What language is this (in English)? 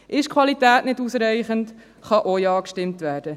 Swiss German